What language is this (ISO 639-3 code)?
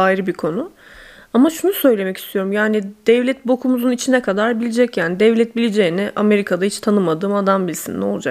tur